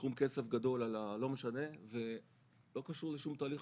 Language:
Hebrew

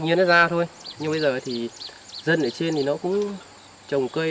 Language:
Vietnamese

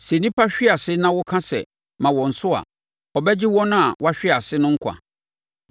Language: Akan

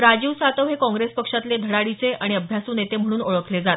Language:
Marathi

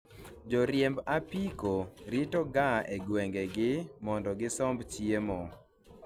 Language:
Luo (Kenya and Tanzania)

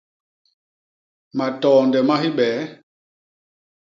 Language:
Basaa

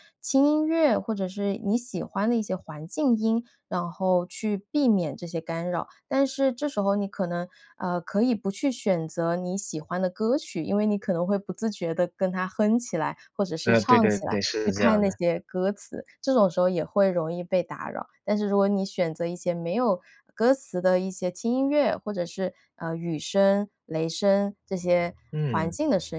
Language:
Chinese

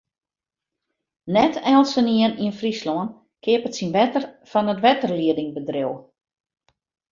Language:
Western Frisian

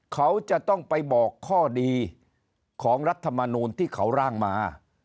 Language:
Thai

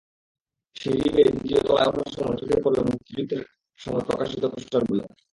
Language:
Bangla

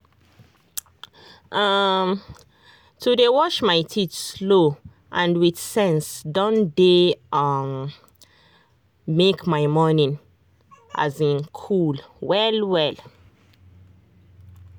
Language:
Nigerian Pidgin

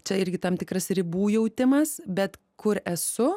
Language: Lithuanian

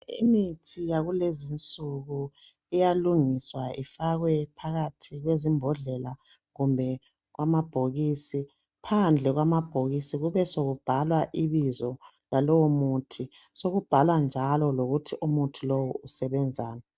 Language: North Ndebele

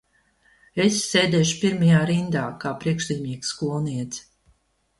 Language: Latvian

